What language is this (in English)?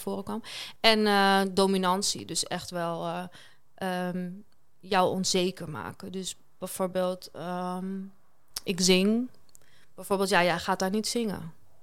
Dutch